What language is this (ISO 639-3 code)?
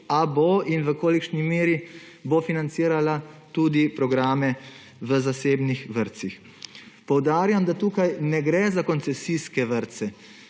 slv